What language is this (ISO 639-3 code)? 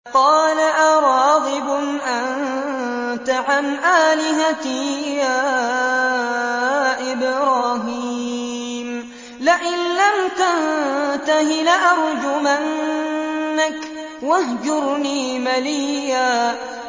ara